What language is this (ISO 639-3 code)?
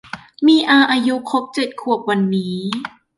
tha